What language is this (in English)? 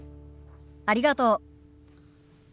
Japanese